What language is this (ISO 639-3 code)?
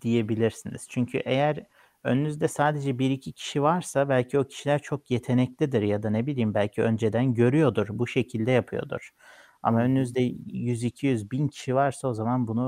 tur